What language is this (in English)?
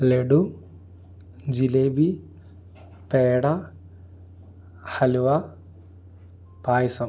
Malayalam